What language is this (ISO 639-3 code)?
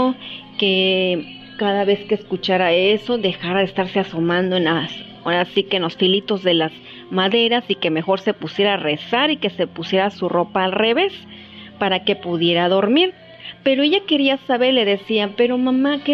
spa